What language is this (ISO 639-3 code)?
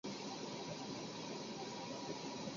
zho